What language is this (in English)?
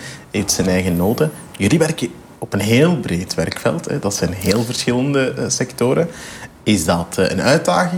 Dutch